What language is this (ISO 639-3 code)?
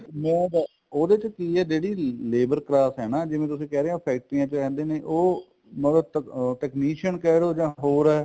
pan